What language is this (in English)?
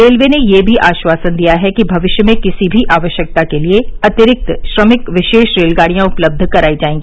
Hindi